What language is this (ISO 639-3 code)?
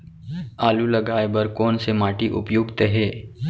hne